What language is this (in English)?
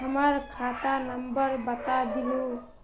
Magahi